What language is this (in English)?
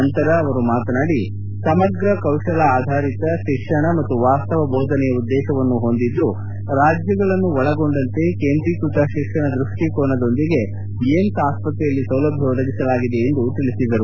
Kannada